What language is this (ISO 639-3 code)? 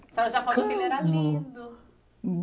por